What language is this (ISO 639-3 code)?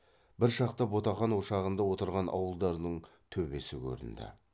kaz